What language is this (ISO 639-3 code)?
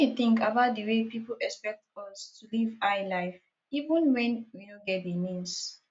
pcm